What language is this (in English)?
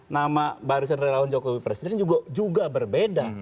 Indonesian